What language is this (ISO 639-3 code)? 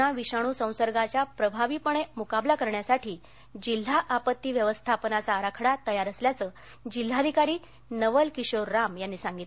mar